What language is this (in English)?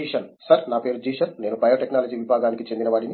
Telugu